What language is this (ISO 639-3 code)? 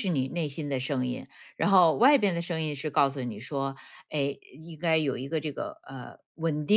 zho